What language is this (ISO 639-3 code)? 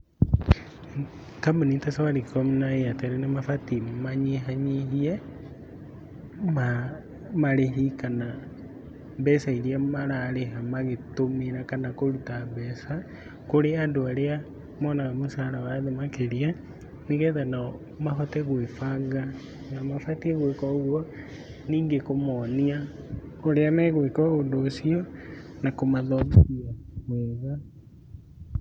kik